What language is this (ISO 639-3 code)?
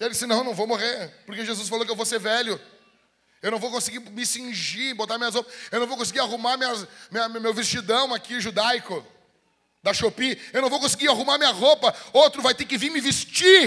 por